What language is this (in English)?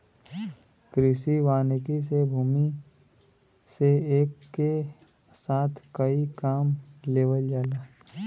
Bhojpuri